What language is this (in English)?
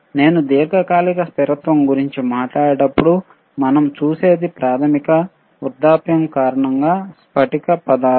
Telugu